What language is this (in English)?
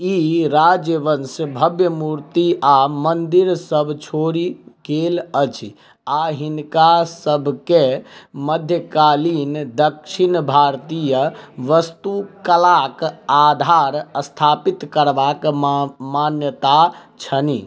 Maithili